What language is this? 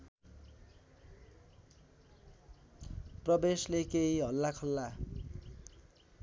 Nepali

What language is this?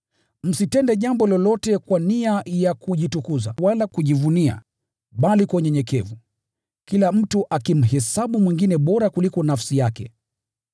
Swahili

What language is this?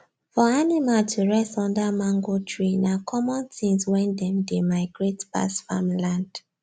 Nigerian Pidgin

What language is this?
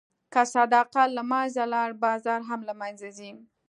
Pashto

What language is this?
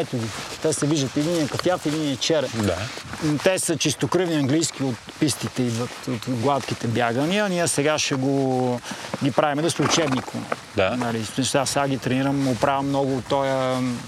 Bulgarian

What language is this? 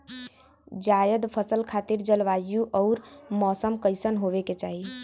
Bhojpuri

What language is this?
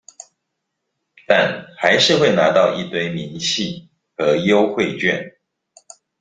Chinese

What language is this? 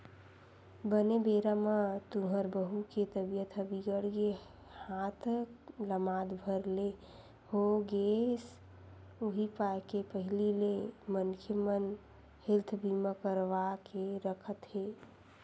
Chhattisgarhi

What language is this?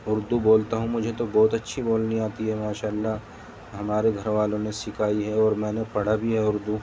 Urdu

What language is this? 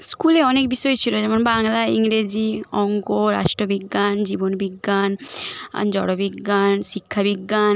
Bangla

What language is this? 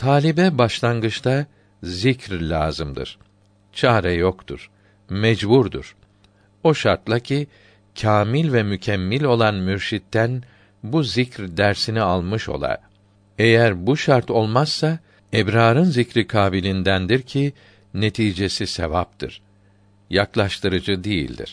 Turkish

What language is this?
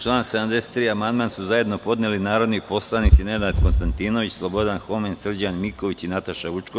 Serbian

